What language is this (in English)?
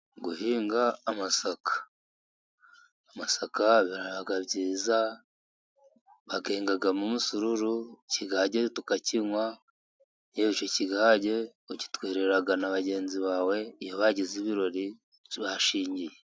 Kinyarwanda